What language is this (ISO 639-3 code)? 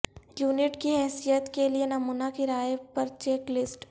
urd